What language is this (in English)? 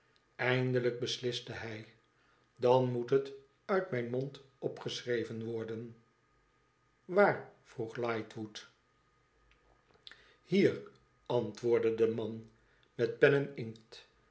Dutch